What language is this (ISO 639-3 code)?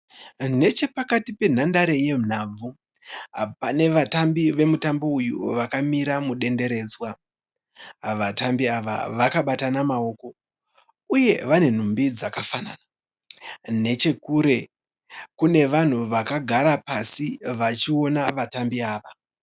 sna